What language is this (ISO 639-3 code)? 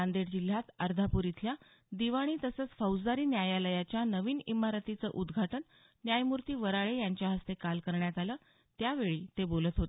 mar